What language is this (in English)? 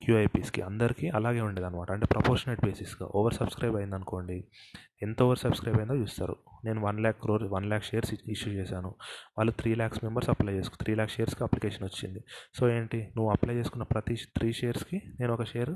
Telugu